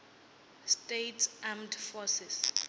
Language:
Venda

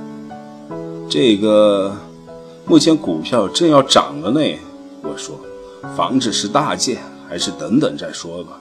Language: Chinese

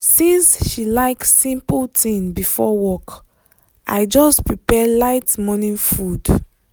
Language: Nigerian Pidgin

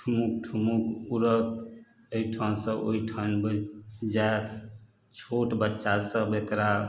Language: Maithili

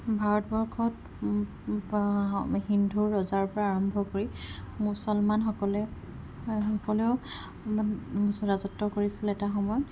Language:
Assamese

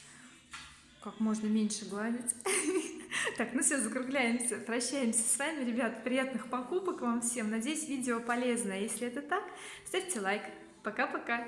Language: Russian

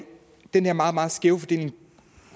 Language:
Danish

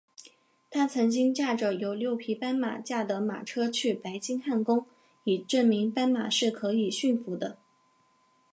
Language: Chinese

